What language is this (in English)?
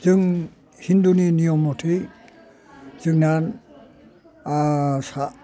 Bodo